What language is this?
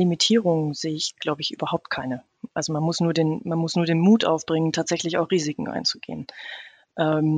German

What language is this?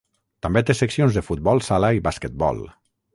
Catalan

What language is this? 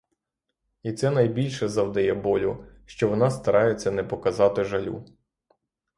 Ukrainian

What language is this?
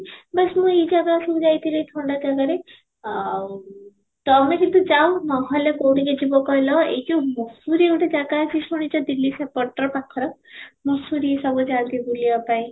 Odia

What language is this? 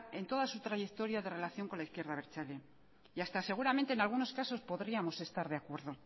Spanish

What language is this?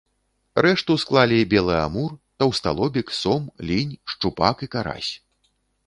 Belarusian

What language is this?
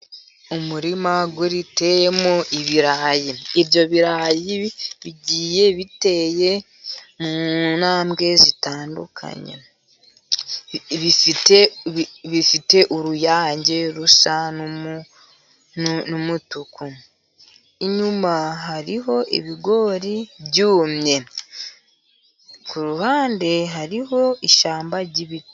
Kinyarwanda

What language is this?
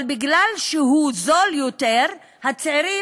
Hebrew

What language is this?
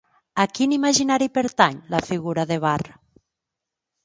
Catalan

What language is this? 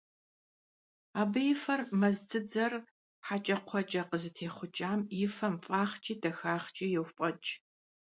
Kabardian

